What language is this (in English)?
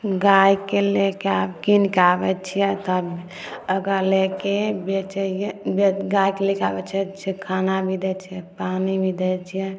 Maithili